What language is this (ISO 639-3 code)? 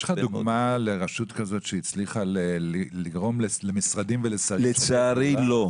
heb